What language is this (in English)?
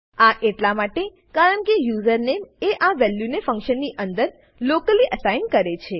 Gujarati